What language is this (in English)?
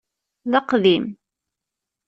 Kabyle